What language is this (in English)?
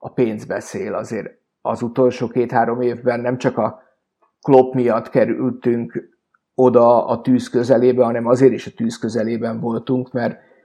Hungarian